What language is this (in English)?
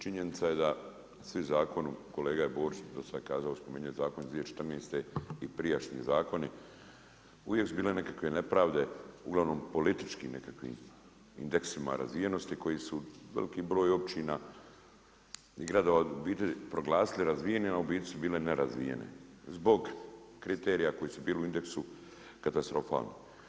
Croatian